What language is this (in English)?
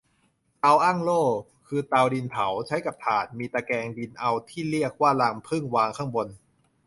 Thai